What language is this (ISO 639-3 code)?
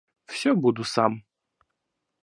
rus